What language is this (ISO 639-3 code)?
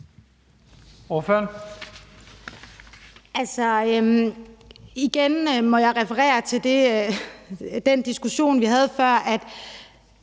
dan